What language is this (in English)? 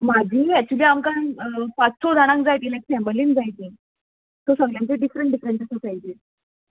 Konkani